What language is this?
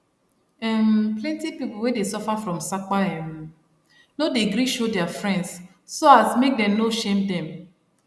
Nigerian Pidgin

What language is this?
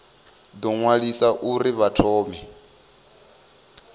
Venda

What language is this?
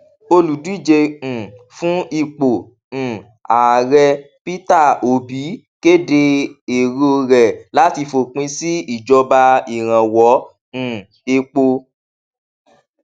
Yoruba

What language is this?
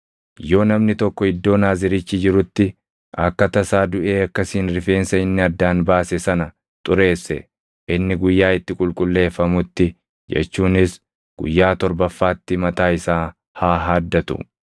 Oromo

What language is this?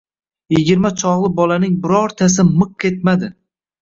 Uzbek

